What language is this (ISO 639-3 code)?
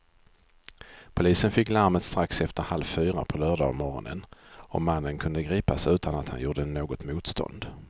swe